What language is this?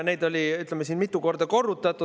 Estonian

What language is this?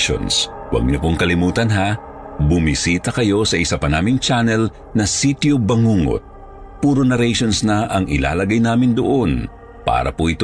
Filipino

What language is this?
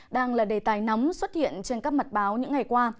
Vietnamese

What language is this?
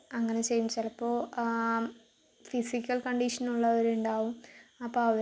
Malayalam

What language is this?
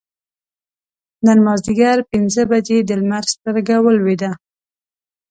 Pashto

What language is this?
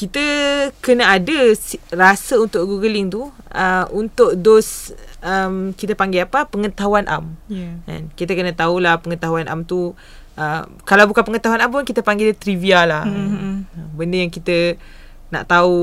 Malay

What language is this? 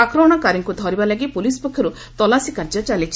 Odia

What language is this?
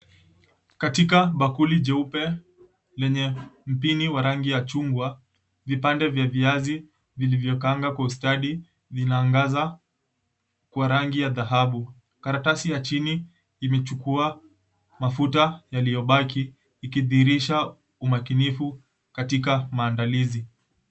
Swahili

